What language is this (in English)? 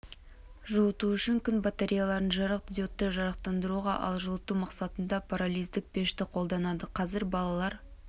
Kazakh